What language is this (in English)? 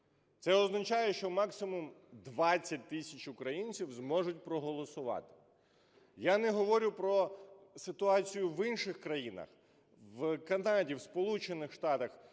Ukrainian